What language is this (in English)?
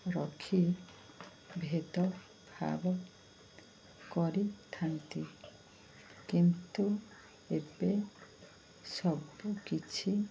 Odia